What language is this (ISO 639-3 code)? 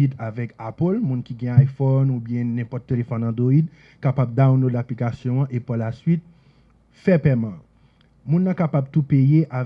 fra